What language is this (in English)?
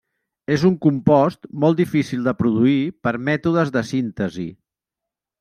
Catalan